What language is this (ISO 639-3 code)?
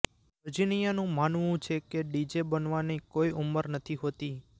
guj